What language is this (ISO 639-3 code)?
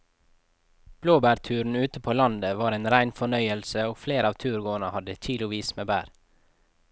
nor